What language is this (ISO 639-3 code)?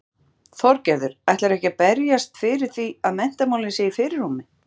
isl